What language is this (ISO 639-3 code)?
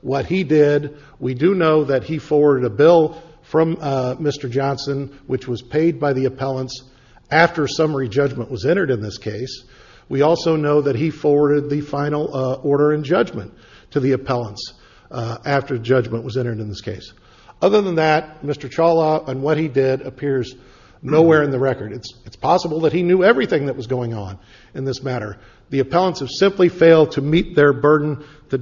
eng